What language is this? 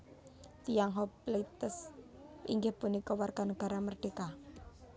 Javanese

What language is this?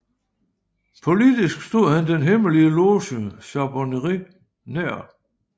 Danish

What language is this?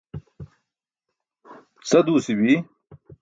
Burushaski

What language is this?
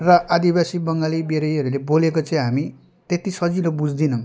Nepali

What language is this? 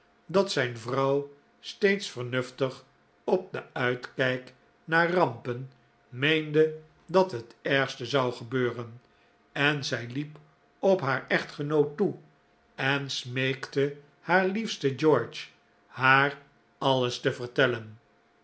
Dutch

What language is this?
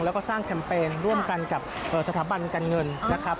Thai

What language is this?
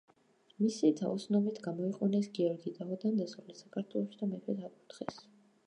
Georgian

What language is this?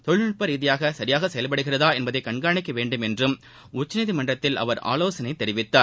Tamil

